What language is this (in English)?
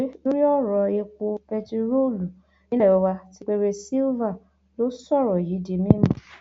Yoruba